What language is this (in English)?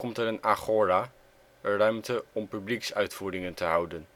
Dutch